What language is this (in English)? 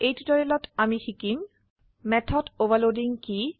Assamese